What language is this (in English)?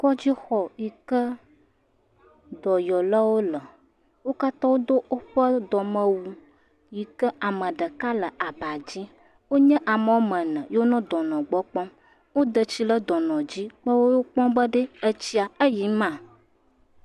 Ewe